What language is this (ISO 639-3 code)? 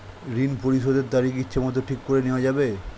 ben